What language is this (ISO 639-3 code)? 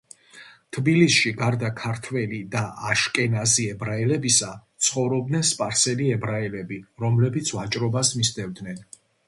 kat